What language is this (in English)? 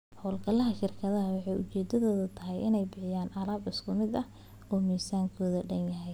Somali